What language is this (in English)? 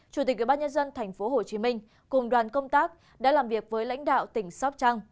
Vietnamese